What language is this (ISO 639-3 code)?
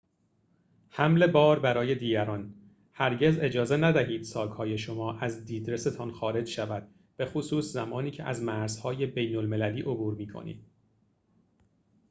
fas